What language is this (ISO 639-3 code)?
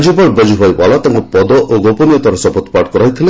ori